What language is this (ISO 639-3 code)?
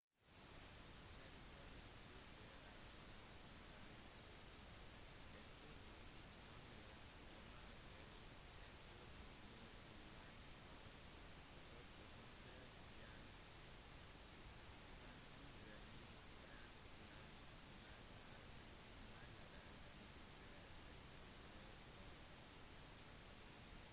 nob